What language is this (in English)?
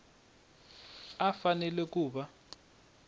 Tsonga